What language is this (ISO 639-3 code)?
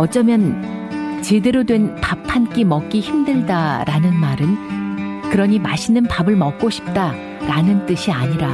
kor